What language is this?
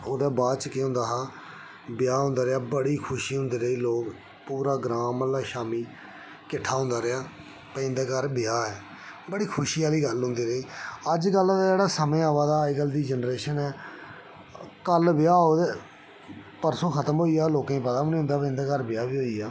Dogri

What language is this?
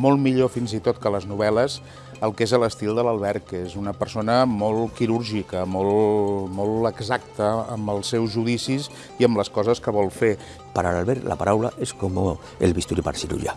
Catalan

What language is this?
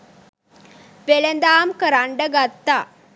Sinhala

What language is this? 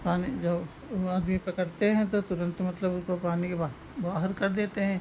Hindi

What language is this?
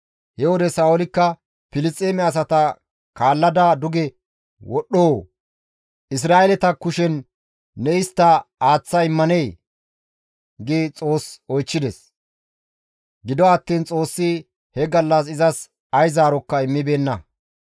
Gamo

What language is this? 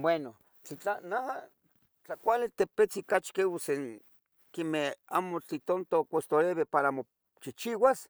Tetelcingo Nahuatl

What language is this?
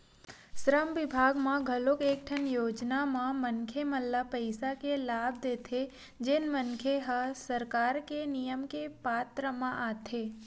Chhattisgarhi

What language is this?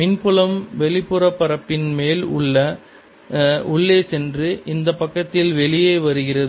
Tamil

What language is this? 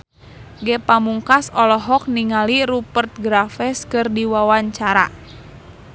Sundanese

